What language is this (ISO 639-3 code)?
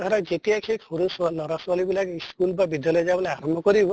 asm